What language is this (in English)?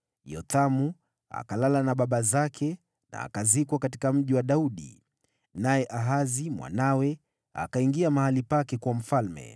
Swahili